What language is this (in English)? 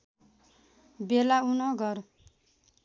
Nepali